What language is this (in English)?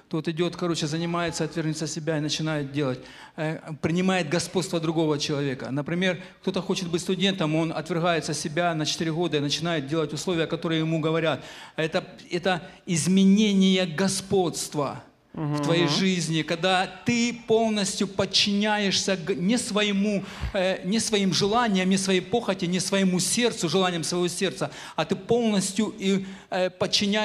Ukrainian